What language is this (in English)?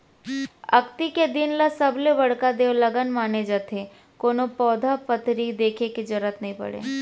Chhattisgarhi